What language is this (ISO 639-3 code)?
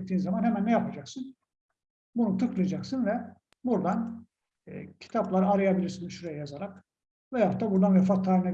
tur